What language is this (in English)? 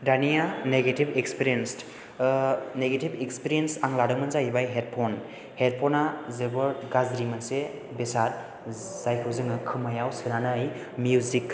Bodo